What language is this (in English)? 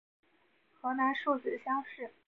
Chinese